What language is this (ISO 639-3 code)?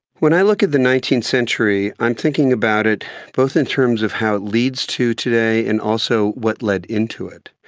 eng